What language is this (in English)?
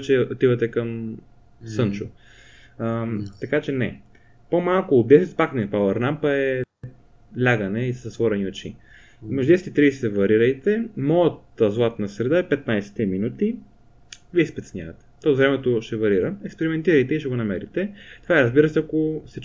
Bulgarian